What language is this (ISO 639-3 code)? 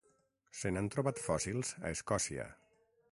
cat